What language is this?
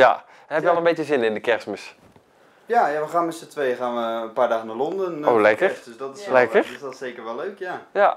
Dutch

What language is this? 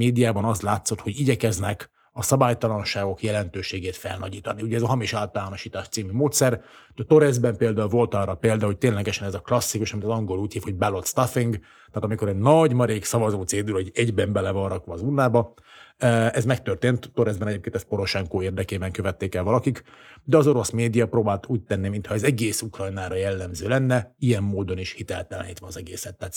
Hungarian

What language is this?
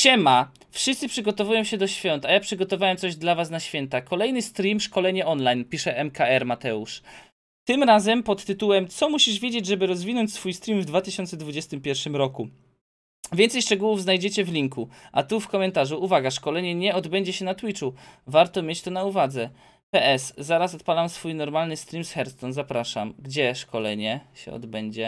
Polish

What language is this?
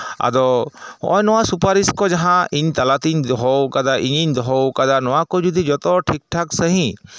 Santali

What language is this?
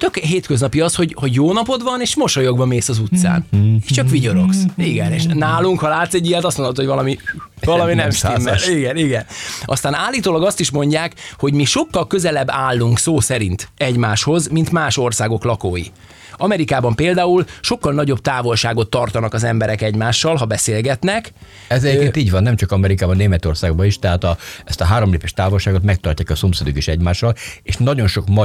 Hungarian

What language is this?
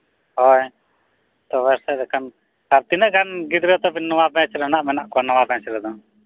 Santali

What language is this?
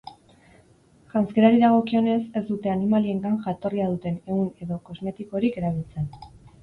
Basque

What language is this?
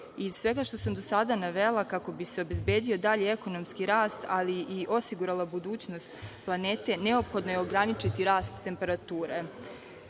Serbian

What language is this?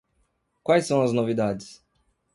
Portuguese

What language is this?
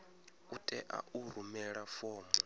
Venda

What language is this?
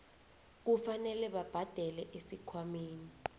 South Ndebele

